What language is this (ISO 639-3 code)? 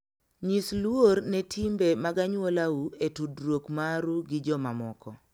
luo